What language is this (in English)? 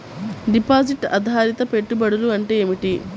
Telugu